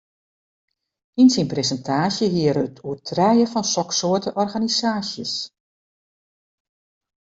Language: Western Frisian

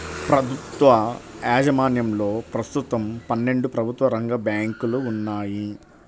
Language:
Telugu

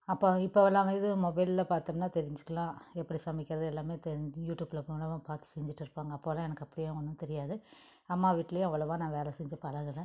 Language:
Tamil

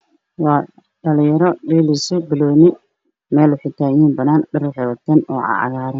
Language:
Somali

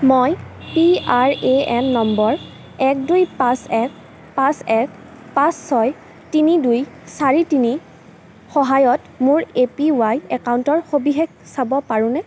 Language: Assamese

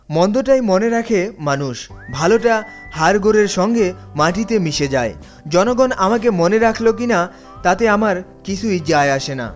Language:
Bangla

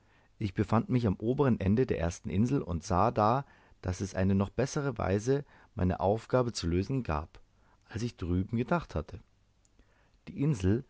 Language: German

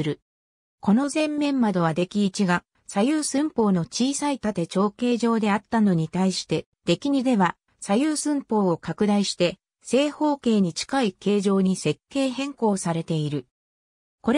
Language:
Japanese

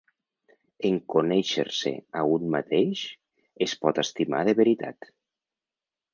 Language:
Catalan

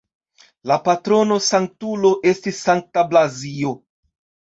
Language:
Esperanto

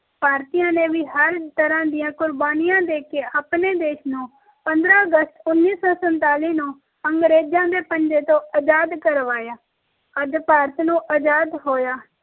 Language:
Punjabi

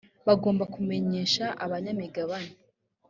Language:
Kinyarwanda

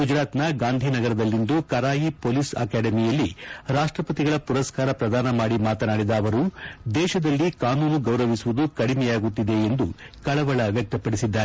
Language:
Kannada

